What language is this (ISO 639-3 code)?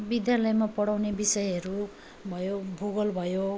nep